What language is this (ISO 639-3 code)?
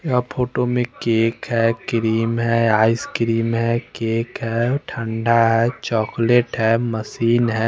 hin